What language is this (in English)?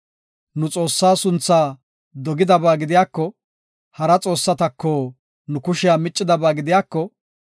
Gofa